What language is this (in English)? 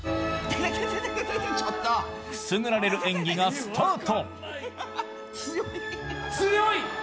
Japanese